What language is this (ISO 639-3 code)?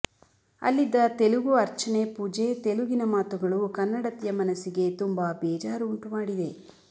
kan